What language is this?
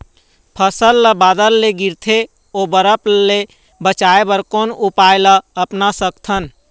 Chhattisgarhi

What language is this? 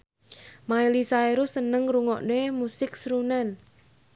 Javanese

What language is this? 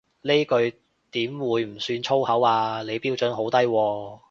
Cantonese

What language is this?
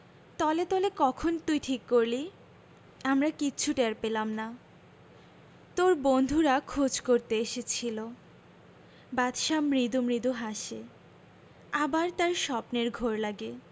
Bangla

